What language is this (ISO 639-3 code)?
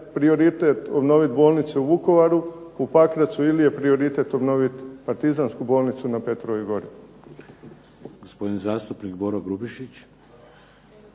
hrv